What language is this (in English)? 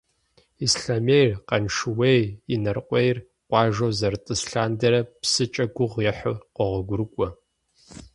Kabardian